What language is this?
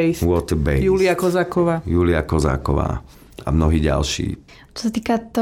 Slovak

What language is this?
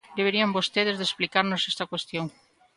Galician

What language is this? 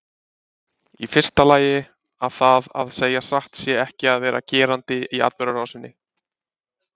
Icelandic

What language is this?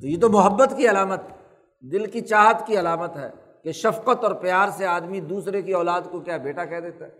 Urdu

